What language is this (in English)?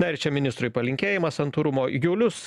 Lithuanian